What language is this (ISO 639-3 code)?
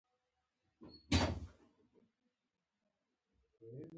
pus